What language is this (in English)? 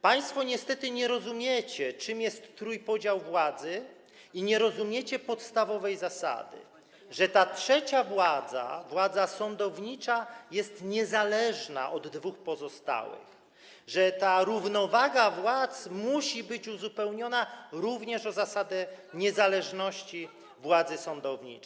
Polish